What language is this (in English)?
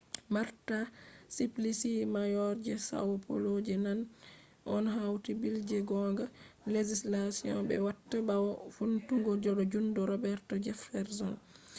Fula